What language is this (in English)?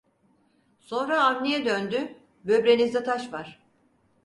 Turkish